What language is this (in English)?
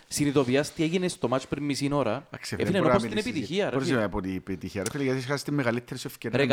Greek